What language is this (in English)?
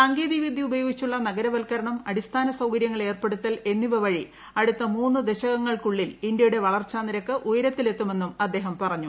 Malayalam